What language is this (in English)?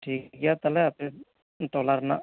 Santali